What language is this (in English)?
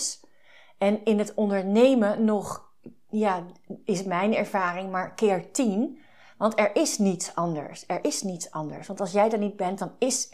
Dutch